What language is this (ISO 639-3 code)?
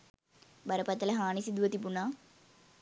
sin